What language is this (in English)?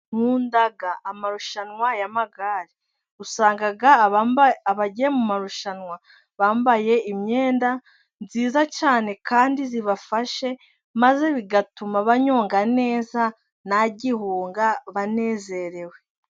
Kinyarwanda